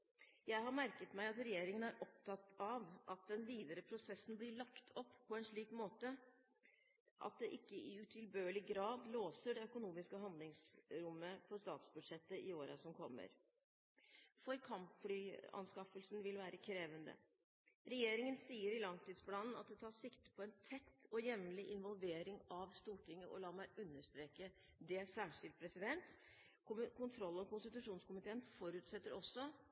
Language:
Norwegian Bokmål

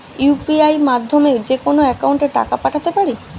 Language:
Bangla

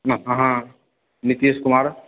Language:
Maithili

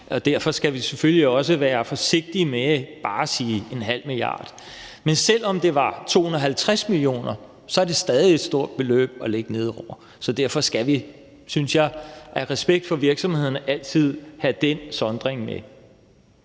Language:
Danish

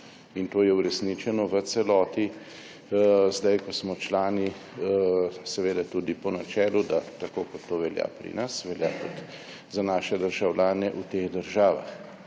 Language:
Slovenian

